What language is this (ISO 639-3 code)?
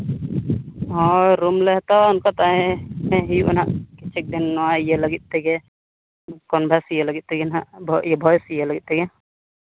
sat